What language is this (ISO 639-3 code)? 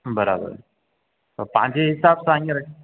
snd